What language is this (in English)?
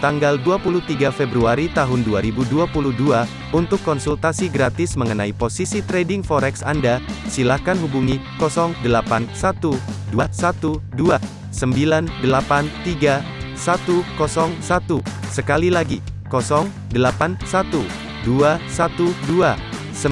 Indonesian